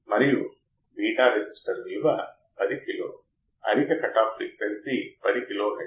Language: Telugu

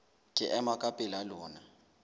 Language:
Southern Sotho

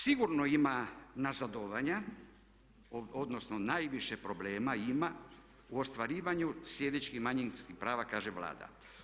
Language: Croatian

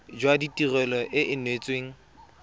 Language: Tswana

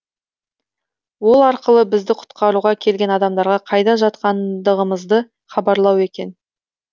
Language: Kazakh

